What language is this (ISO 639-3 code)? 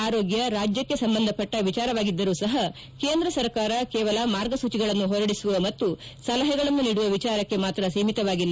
kan